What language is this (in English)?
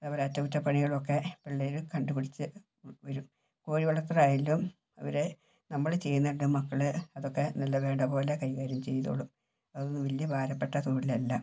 Malayalam